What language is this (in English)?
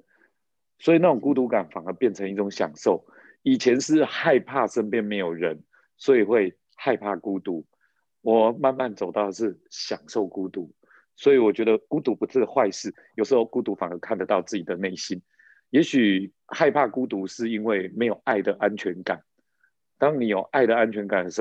Chinese